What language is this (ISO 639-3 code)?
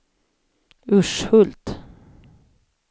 swe